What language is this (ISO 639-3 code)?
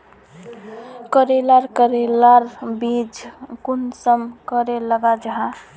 mag